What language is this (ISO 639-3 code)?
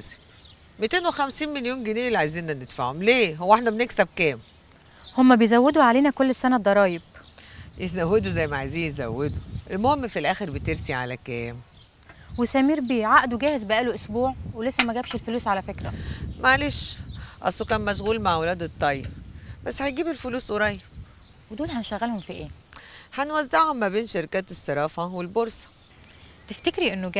ara